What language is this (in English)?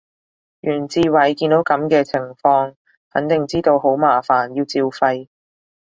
Cantonese